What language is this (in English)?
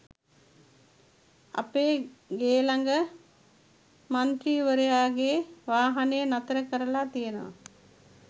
Sinhala